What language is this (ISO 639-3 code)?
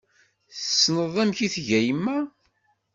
kab